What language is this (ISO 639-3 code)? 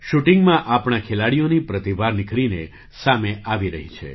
guj